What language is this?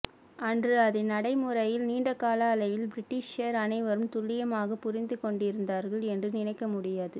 Tamil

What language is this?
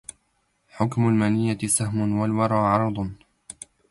Arabic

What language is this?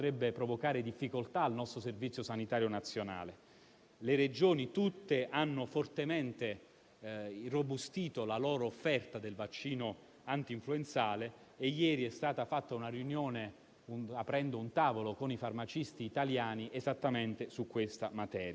Italian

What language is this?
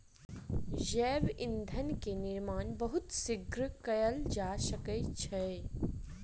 Maithili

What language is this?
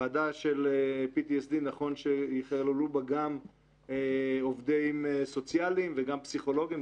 Hebrew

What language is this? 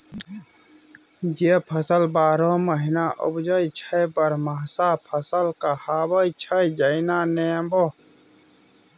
Maithili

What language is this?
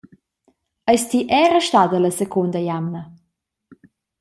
Romansh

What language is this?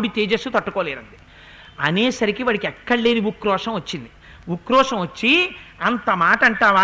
Telugu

